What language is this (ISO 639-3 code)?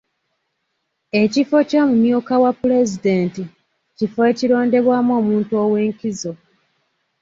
lug